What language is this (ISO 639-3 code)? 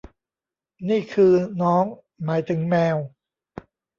tha